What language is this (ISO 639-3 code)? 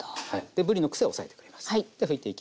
jpn